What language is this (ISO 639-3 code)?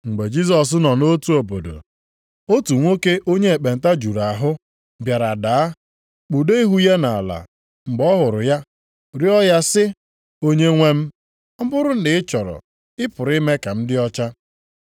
ibo